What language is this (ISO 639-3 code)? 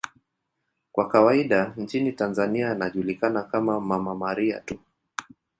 swa